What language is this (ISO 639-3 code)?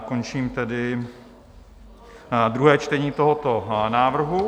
ces